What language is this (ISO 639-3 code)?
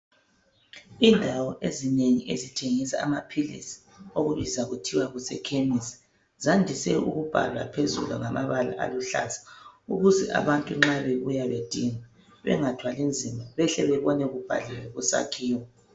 nde